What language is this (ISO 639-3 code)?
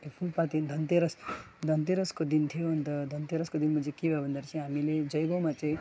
nep